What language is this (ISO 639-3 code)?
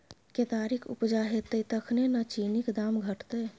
mai